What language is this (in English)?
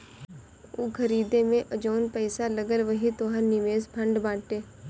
Bhojpuri